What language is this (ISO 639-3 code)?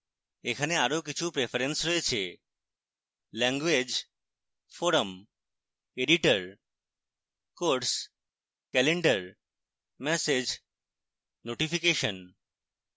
ben